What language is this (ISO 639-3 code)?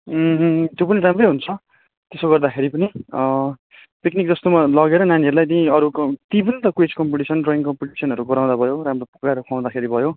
nep